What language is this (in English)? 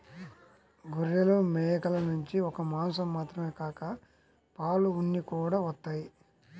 Telugu